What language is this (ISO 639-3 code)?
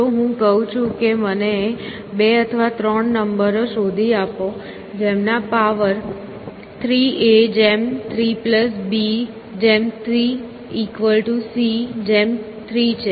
guj